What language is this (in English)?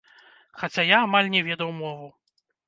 Belarusian